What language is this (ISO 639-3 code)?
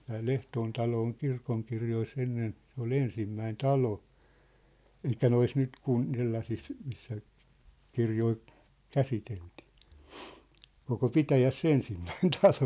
fin